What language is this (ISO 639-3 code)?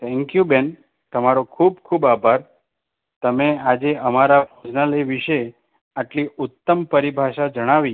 guj